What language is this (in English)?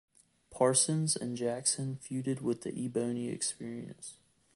English